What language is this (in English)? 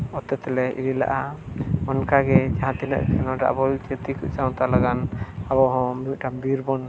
Santali